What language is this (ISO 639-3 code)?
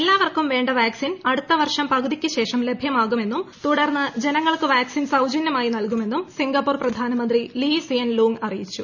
mal